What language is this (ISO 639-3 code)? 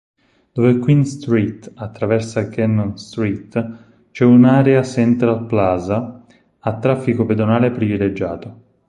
ita